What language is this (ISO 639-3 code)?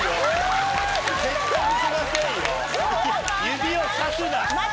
jpn